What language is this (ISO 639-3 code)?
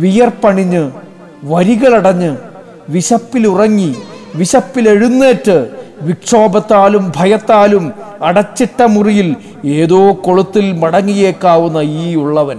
mal